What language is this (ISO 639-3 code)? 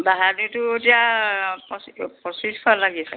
asm